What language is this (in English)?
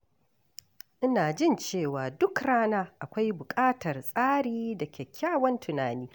Hausa